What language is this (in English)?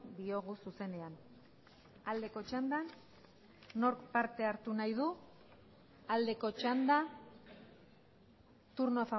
Basque